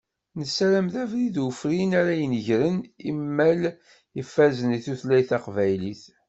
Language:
Kabyle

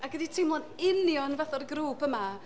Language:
Welsh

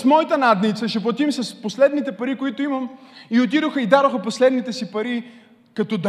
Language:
Bulgarian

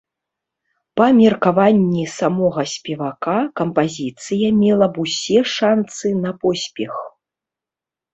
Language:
Belarusian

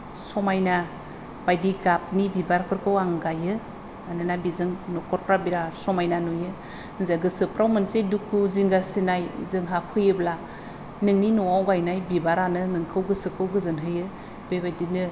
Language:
Bodo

